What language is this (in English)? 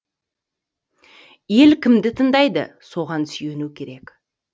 Kazakh